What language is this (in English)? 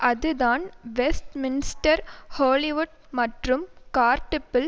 Tamil